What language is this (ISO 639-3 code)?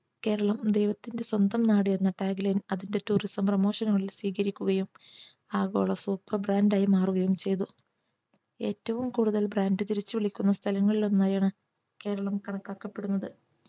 mal